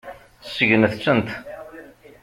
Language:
Kabyle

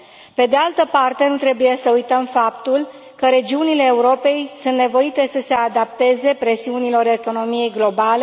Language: Romanian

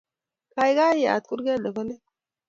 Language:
Kalenjin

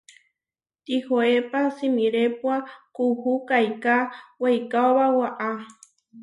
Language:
Huarijio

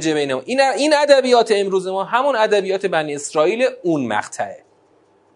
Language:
Persian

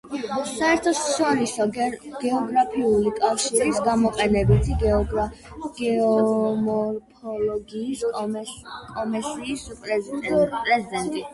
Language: Georgian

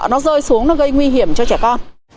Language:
Vietnamese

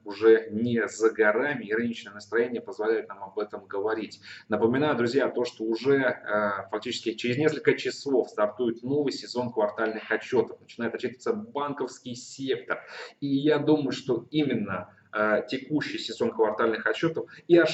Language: Russian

